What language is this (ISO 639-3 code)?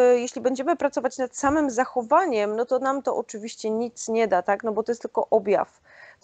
pol